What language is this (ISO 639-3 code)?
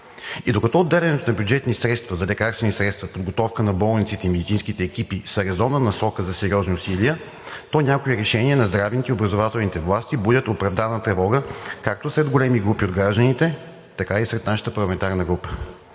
bul